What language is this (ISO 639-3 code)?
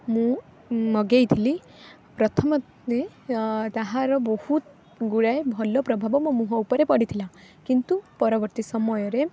ori